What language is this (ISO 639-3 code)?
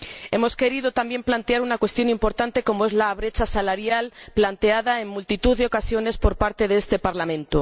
spa